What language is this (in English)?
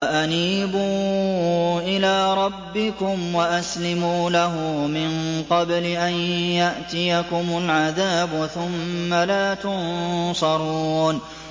Arabic